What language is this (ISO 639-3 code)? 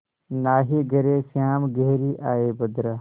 hin